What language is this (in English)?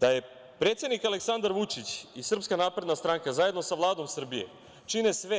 Serbian